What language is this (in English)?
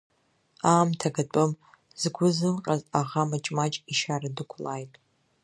Abkhazian